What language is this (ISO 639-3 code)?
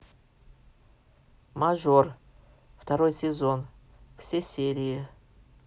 rus